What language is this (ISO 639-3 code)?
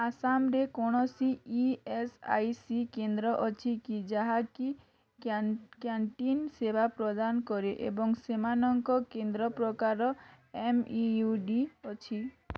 ori